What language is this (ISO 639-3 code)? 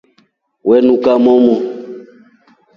rof